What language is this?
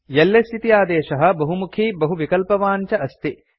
Sanskrit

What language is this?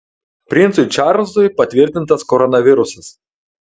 Lithuanian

